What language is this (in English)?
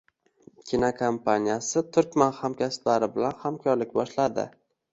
Uzbek